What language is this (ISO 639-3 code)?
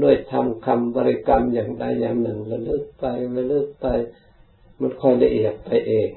tha